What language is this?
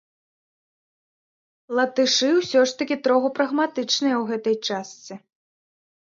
Belarusian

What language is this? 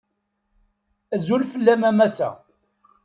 Kabyle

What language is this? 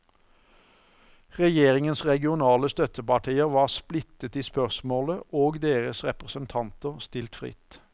Norwegian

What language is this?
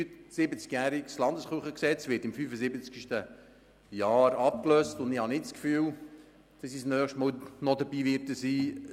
Swiss German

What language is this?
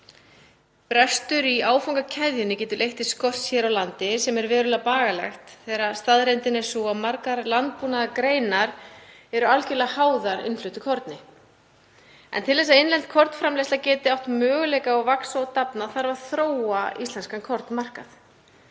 Icelandic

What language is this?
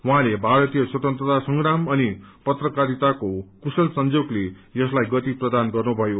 Nepali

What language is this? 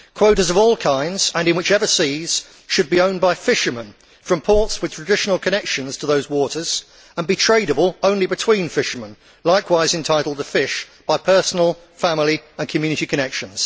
English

